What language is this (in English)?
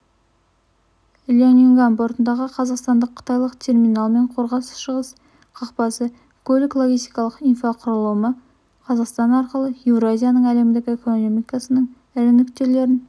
Kazakh